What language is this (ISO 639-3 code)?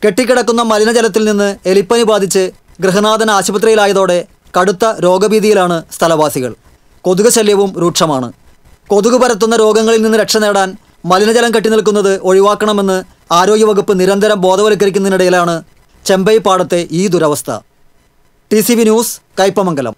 mal